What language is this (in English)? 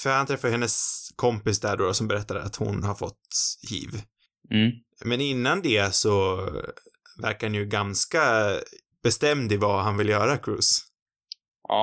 Swedish